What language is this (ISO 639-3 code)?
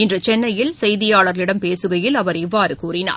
tam